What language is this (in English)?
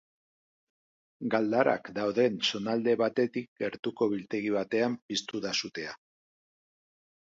Basque